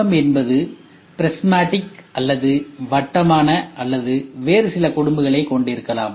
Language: Tamil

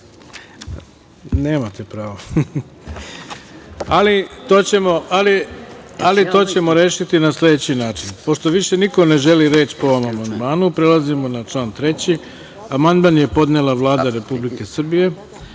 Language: Serbian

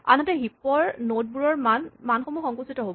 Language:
Assamese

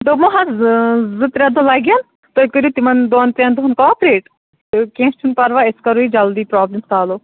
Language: Kashmiri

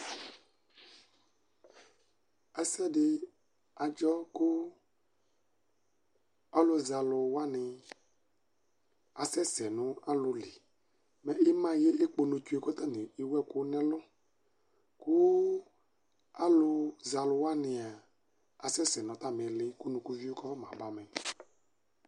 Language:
Ikposo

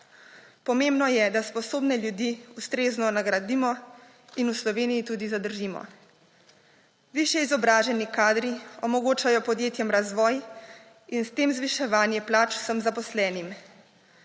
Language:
Slovenian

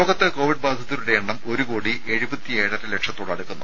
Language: Malayalam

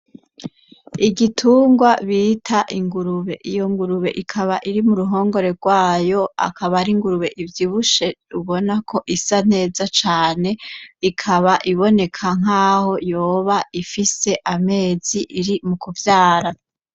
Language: Rundi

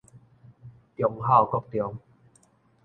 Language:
Min Nan Chinese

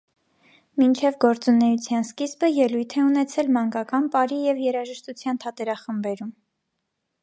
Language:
Armenian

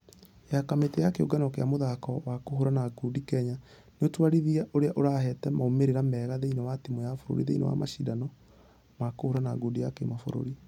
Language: Kikuyu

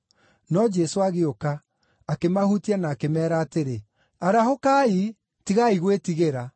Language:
Kikuyu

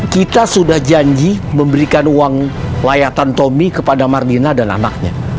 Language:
Indonesian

